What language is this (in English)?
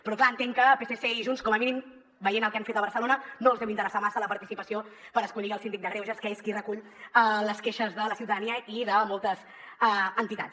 Catalan